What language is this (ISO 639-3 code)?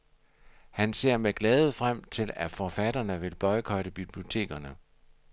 dan